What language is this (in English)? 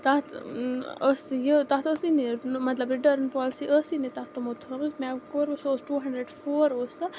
Kashmiri